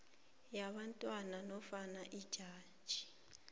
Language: South Ndebele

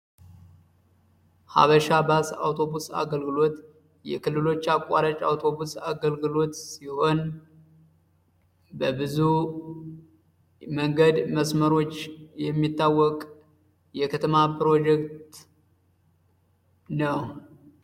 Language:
Amharic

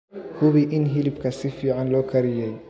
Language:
Somali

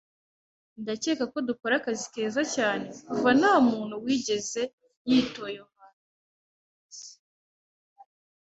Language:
Kinyarwanda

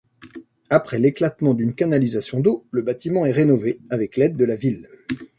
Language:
French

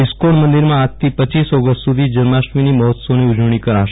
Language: Gujarati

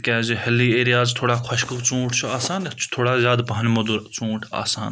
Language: Kashmiri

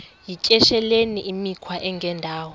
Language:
Xhosa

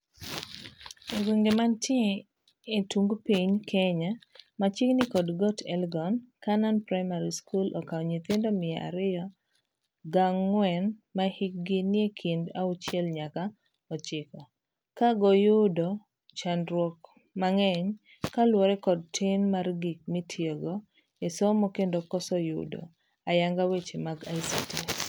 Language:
Luo (Kenya and Tanzania)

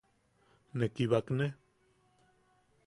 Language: Yaqui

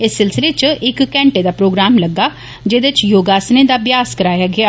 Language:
Dogri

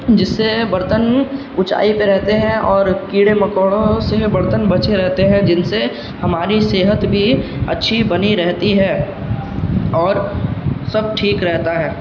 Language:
Urdu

